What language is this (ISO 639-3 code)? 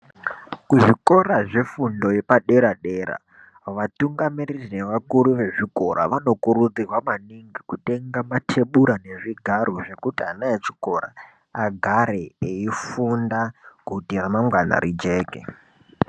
ndc